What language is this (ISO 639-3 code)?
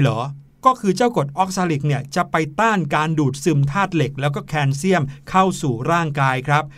tha